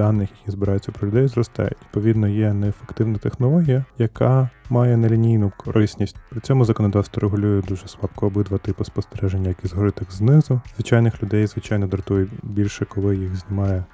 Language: Ukrainian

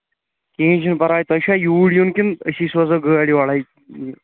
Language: Kashmiri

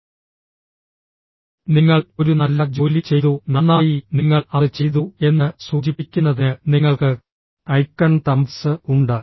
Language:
Malayalam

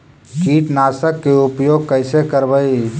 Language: Magahi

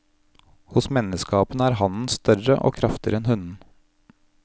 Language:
Norwegian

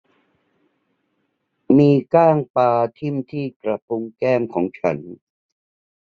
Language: Thai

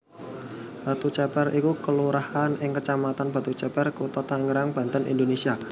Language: Javanese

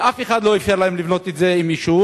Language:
Hebrew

